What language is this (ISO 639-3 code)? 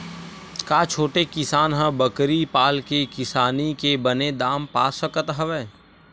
hne